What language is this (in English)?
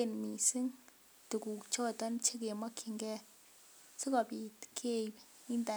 Kalenjin